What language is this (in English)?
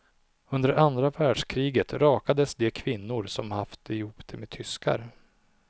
Swedish